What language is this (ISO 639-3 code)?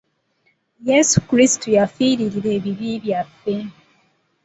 lug